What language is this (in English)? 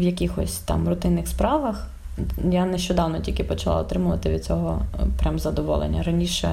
Ukrainian